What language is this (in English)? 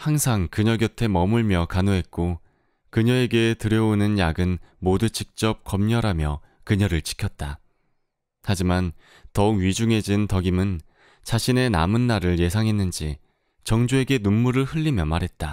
Korean